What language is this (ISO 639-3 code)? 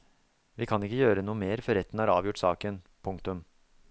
nor